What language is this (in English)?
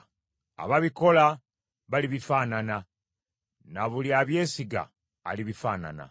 Ganda